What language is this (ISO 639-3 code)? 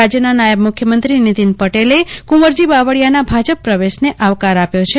guj